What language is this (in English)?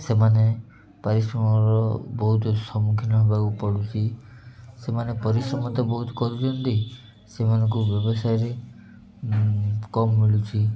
Odia